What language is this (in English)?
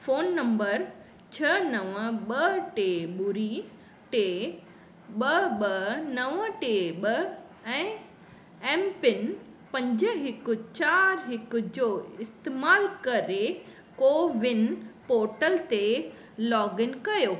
Sindhi